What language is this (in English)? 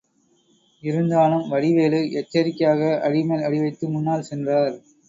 Tamil